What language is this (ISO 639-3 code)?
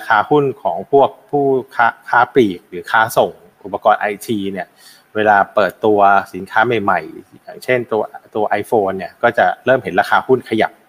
tha